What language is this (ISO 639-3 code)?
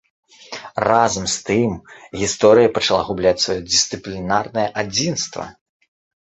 bel